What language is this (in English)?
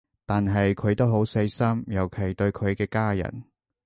Cantonese